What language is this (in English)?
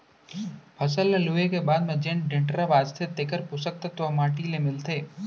Chhattisgarhi